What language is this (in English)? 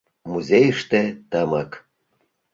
Mari